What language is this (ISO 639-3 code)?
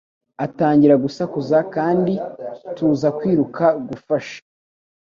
kin